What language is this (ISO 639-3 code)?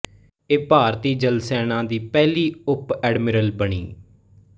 pan